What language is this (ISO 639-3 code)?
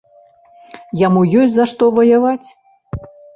bel